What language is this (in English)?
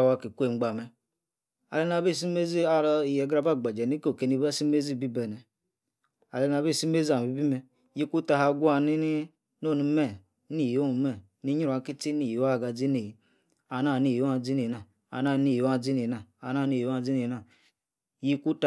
Yace